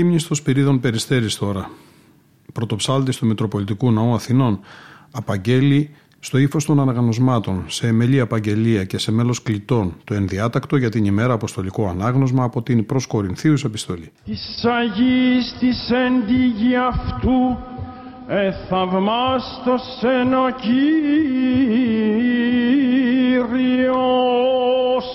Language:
Greek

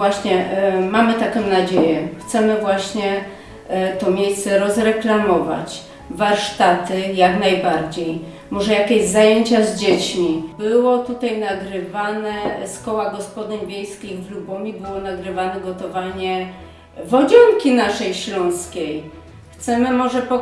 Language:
Polish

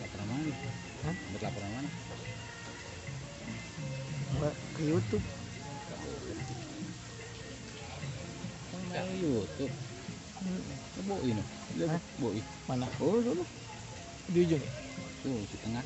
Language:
Indonesian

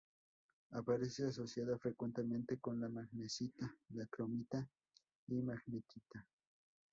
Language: Spanish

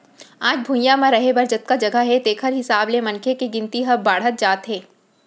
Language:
Chhattisgarhi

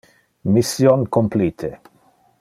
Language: Interlingua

